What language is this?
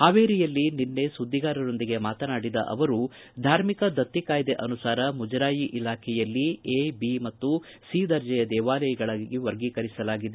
Kannada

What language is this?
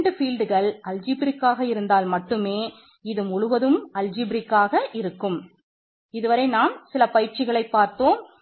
Tamil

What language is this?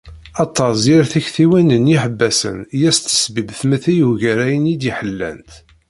Kabyle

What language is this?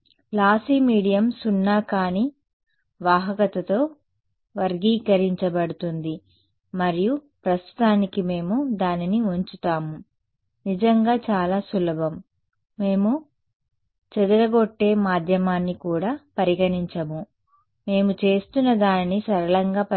Telugu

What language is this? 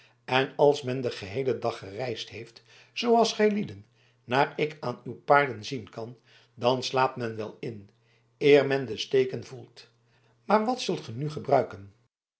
Dutch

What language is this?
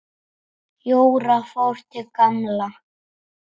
Icelandic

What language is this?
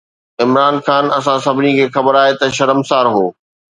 Sindhi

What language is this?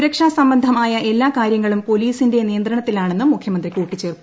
Malayalam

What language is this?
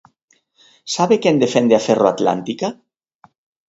Galician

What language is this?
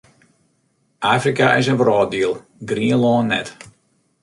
Western Frisian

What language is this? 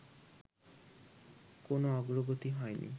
Bangla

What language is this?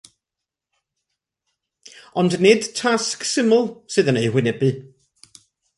Welsh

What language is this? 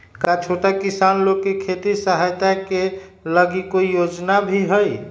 Magahi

